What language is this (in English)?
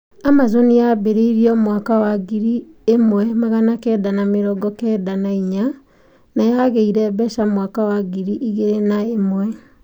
Kikuyu